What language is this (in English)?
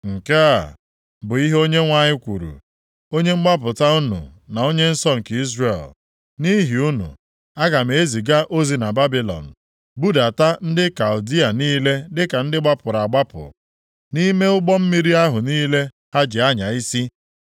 Igbo